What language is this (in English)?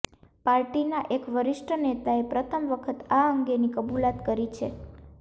Gujarati